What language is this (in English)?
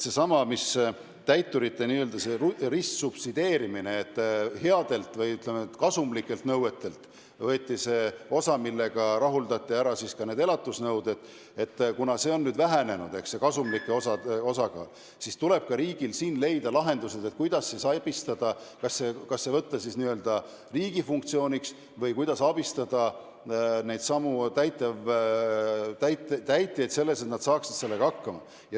Estonian